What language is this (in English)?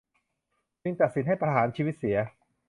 Thai